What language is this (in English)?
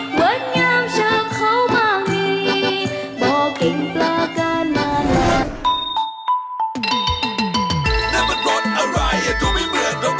Thai